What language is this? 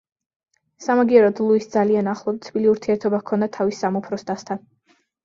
Georgian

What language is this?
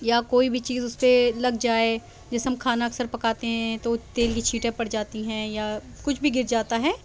Urdu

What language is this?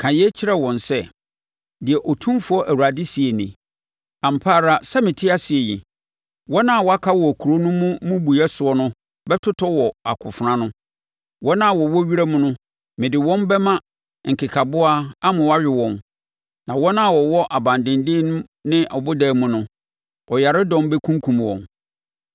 Akan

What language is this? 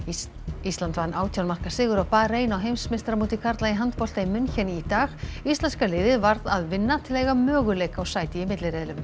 Icelandic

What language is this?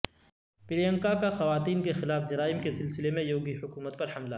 Urdu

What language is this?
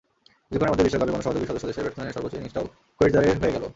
Bangla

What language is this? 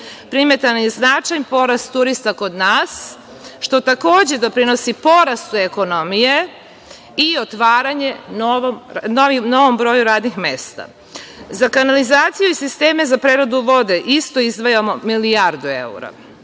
Serbian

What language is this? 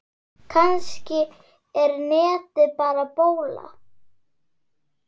Icelandic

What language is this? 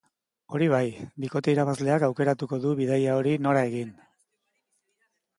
Basque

